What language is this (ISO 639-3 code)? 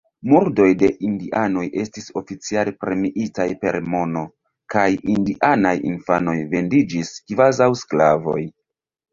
epo